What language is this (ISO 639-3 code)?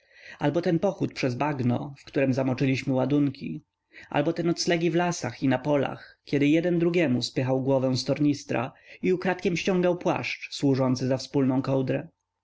pol